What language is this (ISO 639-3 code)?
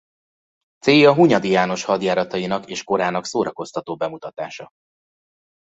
hun